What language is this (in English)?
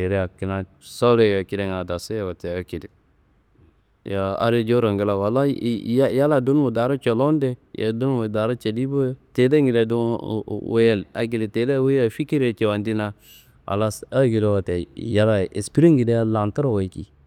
Kanembu